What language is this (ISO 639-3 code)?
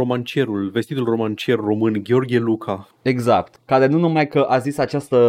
ron